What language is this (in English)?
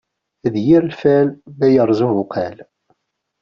Kabyle